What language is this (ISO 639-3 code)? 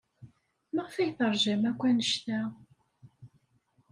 kab